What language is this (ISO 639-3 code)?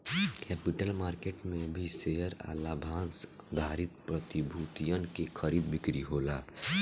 bho